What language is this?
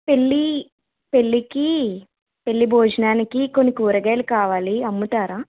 Telugu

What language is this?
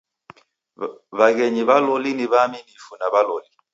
Taita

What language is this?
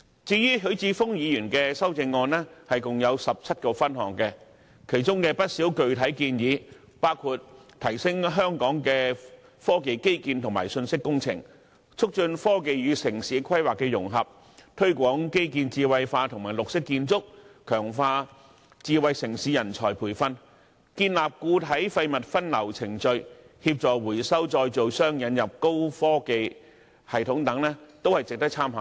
Cantonese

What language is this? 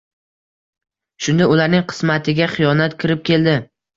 Uzbek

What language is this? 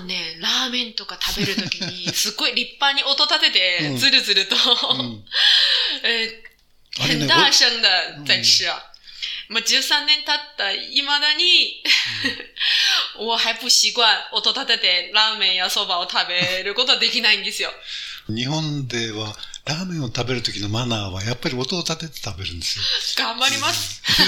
Japanese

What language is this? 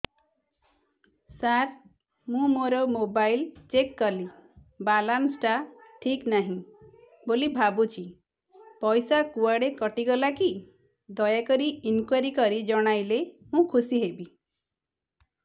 Odia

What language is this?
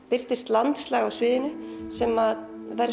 Icelandic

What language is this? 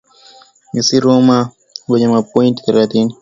Swahili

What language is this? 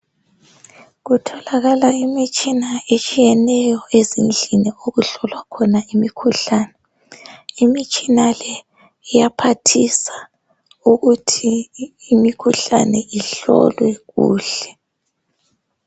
North Ndebele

